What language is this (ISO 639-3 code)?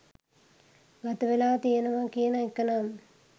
sin